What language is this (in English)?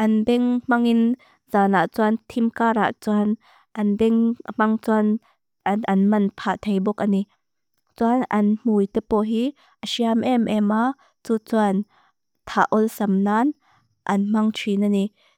Mizo